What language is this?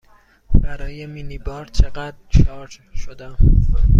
Persian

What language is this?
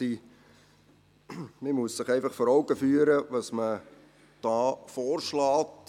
Swiss German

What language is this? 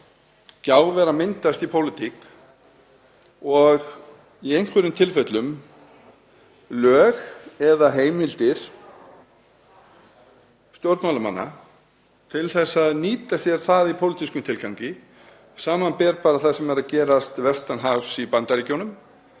Icelandic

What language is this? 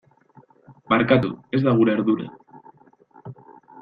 Basque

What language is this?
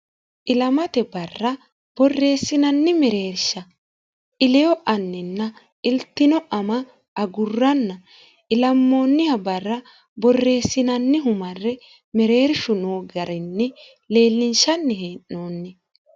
Sidamo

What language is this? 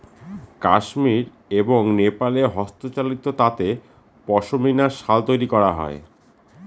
Bangla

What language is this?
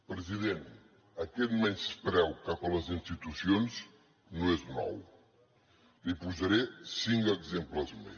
Catalan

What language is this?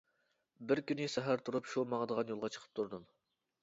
Uyghur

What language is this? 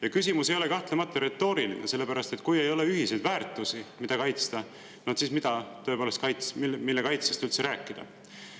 Estonian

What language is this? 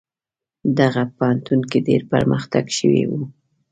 Pashto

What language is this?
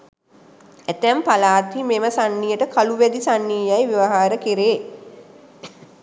Sinhala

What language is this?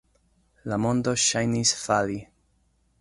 Esperanto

